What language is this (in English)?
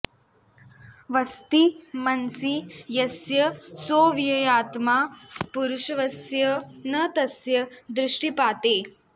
Sanskrit